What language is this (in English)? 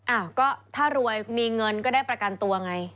Thai